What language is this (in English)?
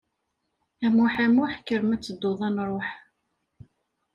Kabyle